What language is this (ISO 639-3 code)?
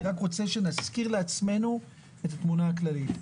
heb